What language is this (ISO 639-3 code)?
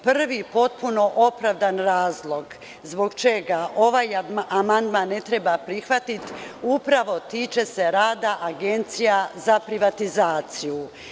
srp